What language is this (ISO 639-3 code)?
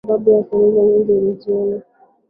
swa